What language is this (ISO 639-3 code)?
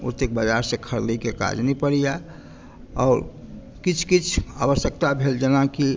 mai